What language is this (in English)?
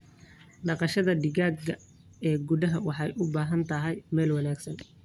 Somali